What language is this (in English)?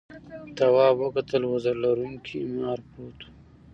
Pashto